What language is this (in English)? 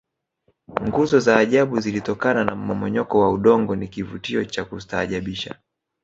Swahili